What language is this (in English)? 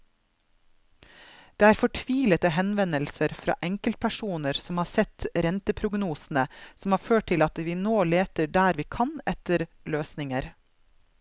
Norwegian